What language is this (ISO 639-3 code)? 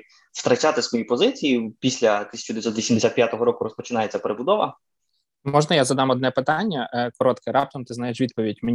ukr